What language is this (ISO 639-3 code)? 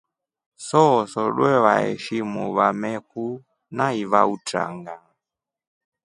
rof